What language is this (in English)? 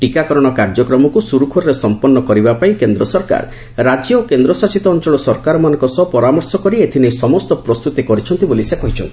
Odia